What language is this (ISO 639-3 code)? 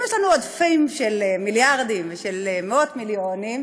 heb